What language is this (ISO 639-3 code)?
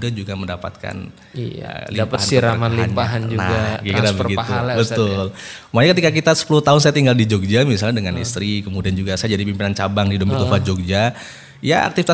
ind